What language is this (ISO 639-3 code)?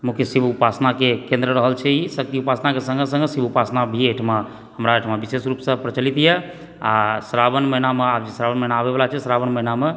mai